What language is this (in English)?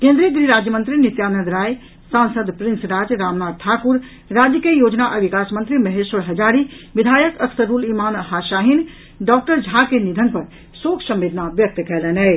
Maithili